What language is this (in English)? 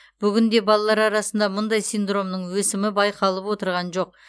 Kazakh